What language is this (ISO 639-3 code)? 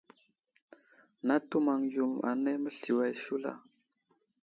udl